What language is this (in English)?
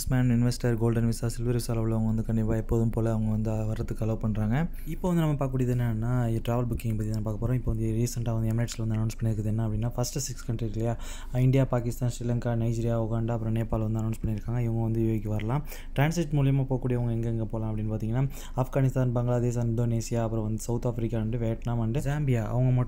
Indonesian